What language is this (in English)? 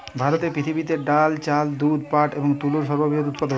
Bangla